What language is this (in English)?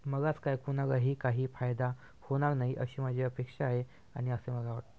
Marathi